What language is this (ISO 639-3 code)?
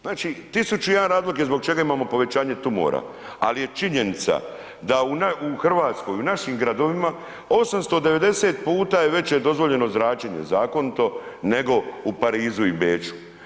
hrv